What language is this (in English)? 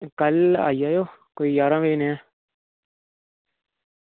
Dogri